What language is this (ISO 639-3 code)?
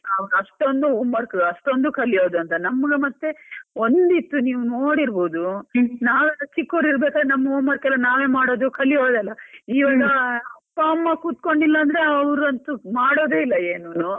kan